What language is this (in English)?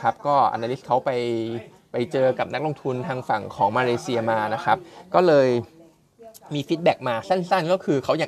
Thai